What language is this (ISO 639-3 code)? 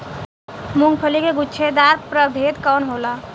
bho